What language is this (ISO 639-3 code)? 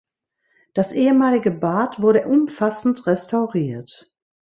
deu